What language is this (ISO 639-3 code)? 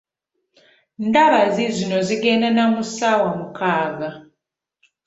lug